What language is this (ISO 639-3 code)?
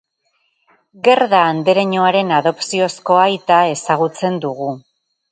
eus